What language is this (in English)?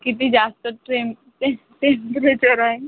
Marathi